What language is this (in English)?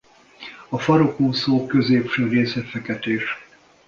Hungarian